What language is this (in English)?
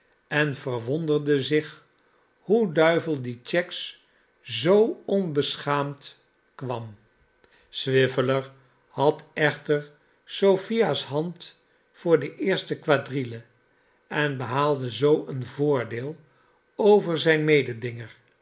Dutch